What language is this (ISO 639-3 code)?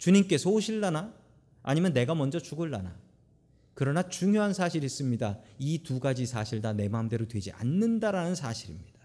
kor